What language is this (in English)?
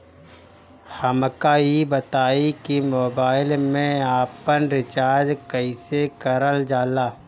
Bhojpuri